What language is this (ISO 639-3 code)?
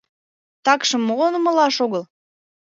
chm